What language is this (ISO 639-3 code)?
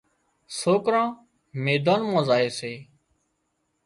kxp